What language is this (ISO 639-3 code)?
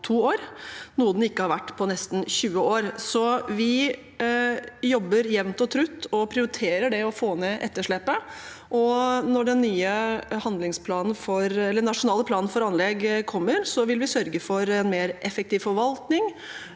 nor